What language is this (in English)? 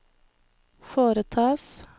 Norwegian